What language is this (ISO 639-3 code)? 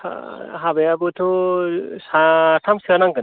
brx